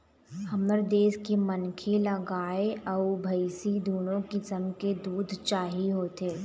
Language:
Chhattisgarhi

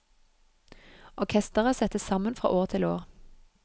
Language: Norwegian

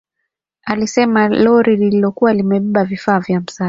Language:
Swahili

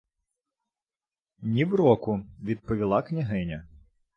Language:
Ukrainian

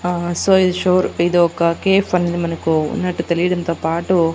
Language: Telugu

